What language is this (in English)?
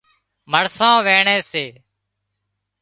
Wadiyara Koli